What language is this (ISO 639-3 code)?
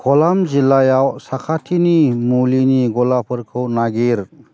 brx